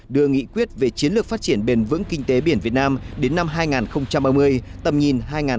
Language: Vietnamese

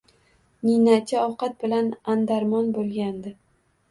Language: Uzbek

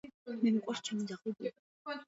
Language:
Georgian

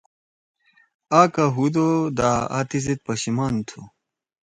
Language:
Torwali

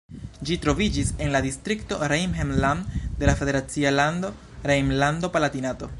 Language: Esperanto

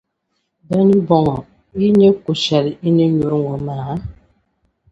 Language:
Dagbani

